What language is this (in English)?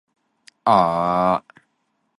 Cantonese